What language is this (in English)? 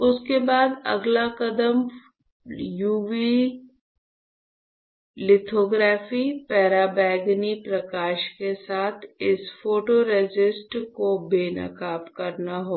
Hindi